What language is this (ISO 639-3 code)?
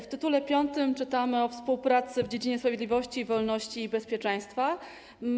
pol